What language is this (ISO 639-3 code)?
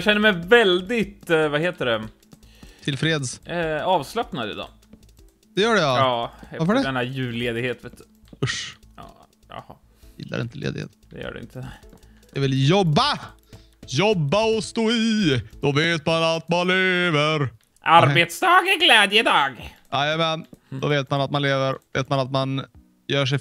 swe